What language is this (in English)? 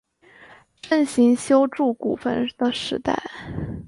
Chinese